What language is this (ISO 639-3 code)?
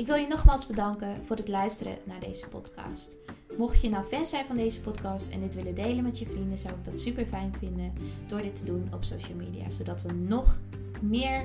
nld